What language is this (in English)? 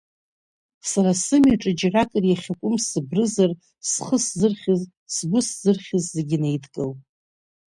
Abkhazian